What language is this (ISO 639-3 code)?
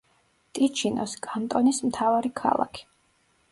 kat